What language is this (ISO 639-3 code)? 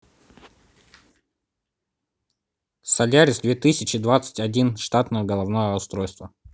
rus